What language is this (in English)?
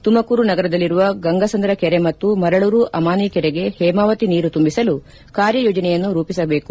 Kannada